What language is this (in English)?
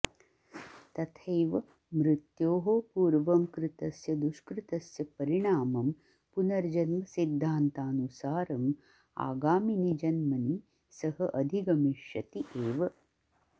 Sanskrit